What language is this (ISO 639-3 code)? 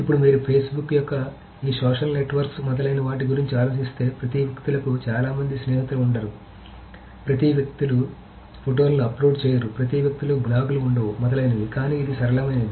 tel